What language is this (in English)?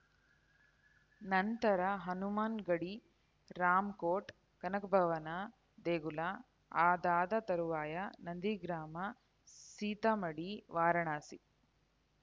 Kannada